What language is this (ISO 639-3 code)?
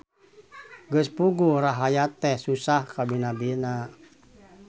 sun